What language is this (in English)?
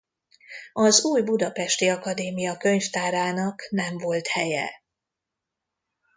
Hungarian